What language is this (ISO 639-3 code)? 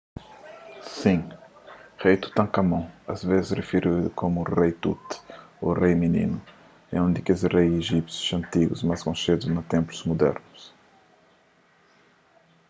kea